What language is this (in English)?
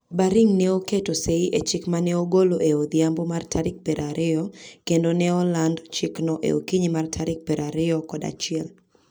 Luo (Kenya and Tanzania)